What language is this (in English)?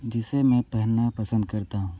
Hindi